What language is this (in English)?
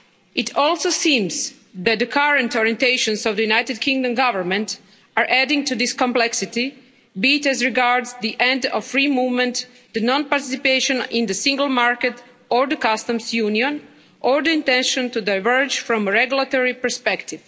English